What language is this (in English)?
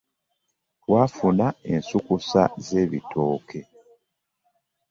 Ganda